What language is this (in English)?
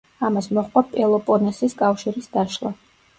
Georgian